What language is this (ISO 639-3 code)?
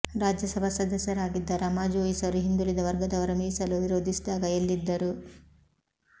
kan